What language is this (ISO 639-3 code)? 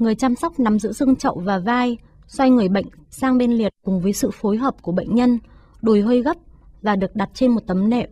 vie